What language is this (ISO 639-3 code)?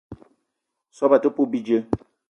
eto